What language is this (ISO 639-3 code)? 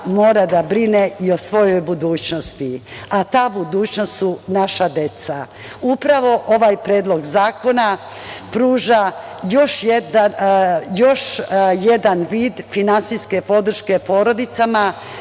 srp